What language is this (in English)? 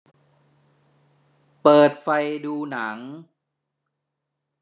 Thai